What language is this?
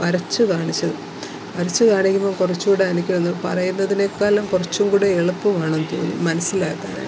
Malayalam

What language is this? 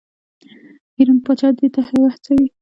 Pashto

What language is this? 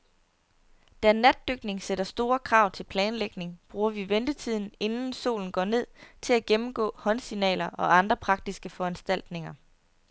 Danish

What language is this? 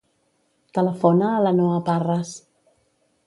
Catalan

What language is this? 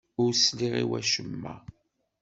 Kabyle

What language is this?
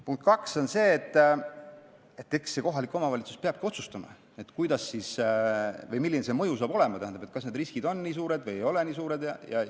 Estonian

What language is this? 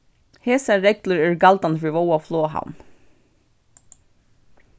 Faroese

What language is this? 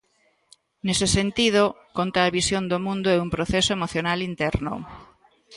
Galician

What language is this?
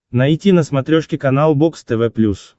Russian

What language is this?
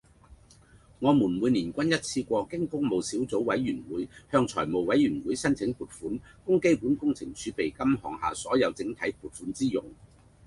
Cantonese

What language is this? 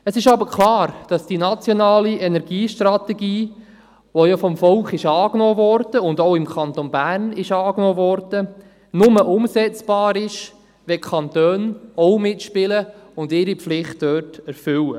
Swiss German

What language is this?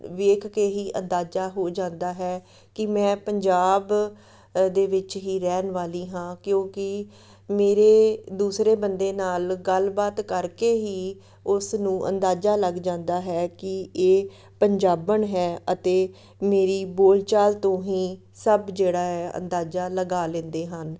Punjabi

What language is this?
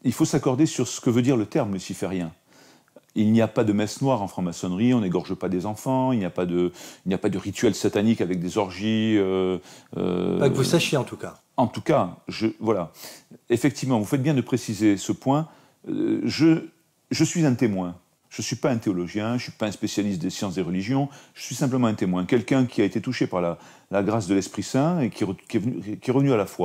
French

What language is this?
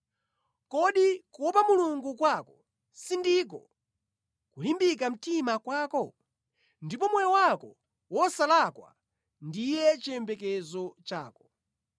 Nyanja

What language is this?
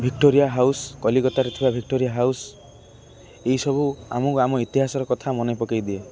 Odia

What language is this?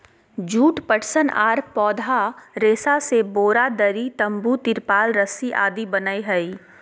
Magahi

